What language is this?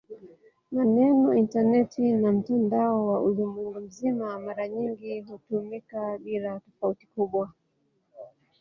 Swahili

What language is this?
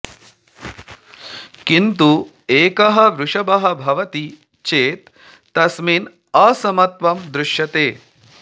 Sanskrit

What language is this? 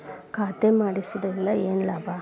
Kannada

